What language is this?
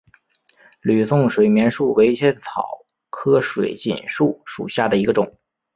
Chinese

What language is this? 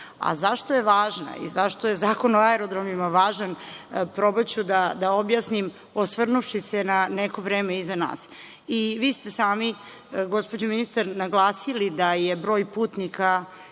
Serbian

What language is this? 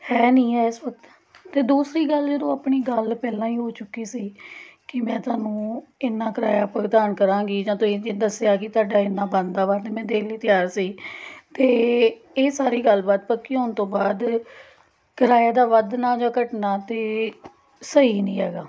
Punjabi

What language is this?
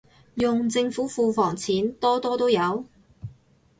Cantonese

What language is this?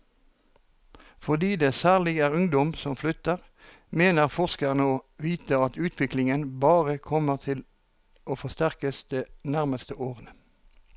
Norwegian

